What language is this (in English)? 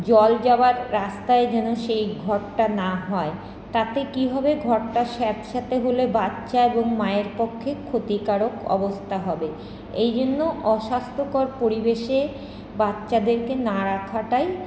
Bangla